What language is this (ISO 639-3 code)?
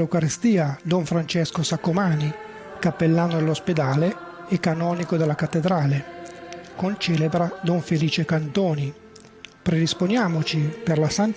ita